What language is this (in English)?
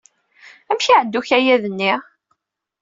Kabyle